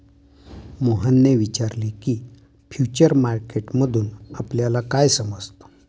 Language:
Marathi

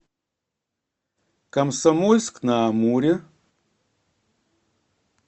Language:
Russian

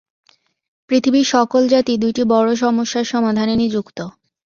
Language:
Bangla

